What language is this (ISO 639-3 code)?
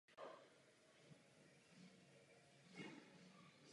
ces